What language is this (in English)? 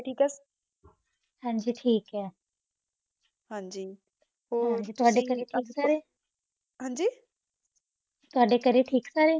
Punjabi